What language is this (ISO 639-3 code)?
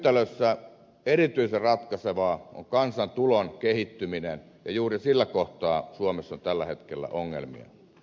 fin